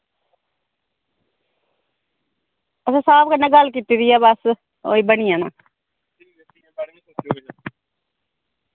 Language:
Dogri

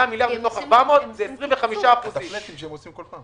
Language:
Hebrew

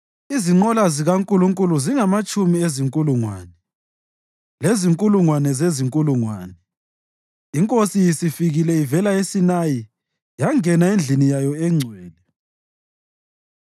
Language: North Ndebele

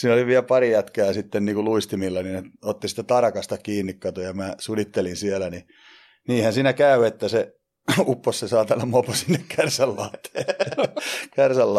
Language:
Finnish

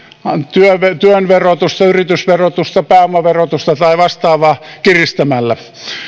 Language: Finnish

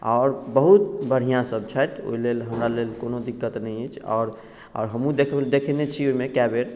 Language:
Maithili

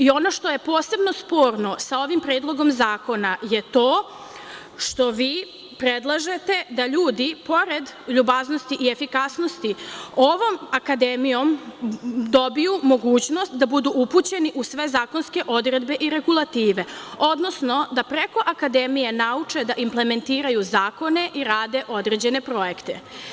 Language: Serbian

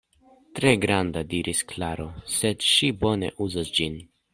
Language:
Esperanto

